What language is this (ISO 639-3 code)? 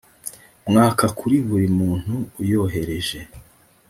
kin